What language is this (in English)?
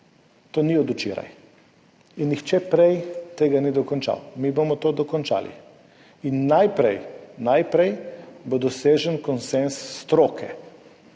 Slovenian